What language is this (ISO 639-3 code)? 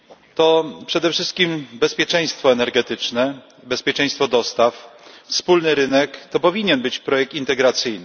pol